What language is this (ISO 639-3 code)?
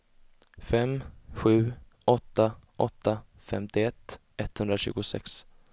swe